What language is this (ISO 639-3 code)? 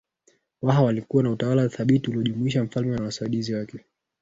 swa